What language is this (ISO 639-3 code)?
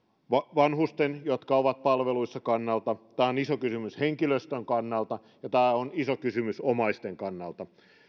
fin